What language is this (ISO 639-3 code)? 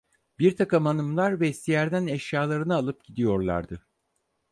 tur